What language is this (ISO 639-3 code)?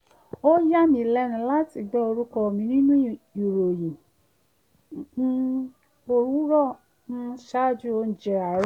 yor